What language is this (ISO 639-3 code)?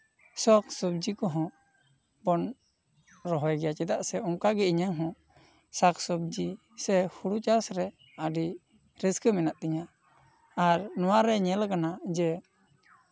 sat